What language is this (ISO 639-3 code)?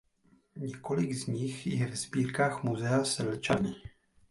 ces